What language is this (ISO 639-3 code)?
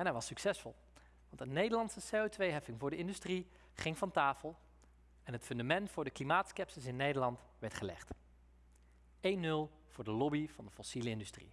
nld